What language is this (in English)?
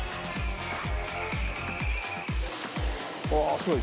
Japanese